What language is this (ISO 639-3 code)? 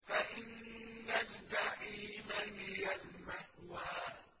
ara